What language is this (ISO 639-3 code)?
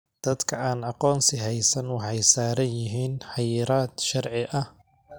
som